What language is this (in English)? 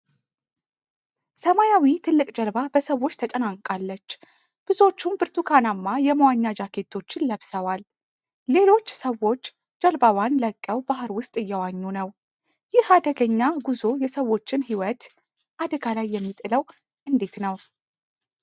Amharic